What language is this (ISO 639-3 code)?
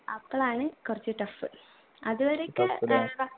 mal